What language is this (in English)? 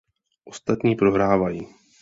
Czech